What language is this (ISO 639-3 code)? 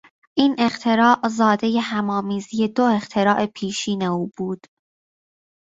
fas